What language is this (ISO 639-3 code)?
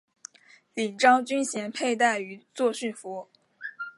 zho